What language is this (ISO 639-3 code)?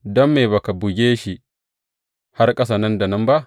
hau